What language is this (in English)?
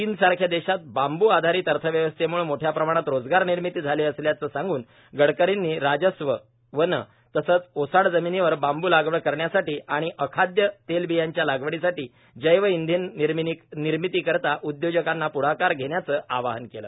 Marathi